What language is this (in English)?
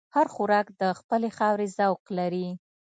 Pashto